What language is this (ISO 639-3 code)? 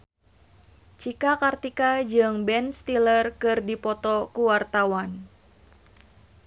sun